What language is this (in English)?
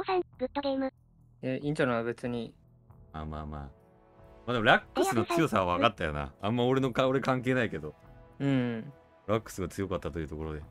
Japanese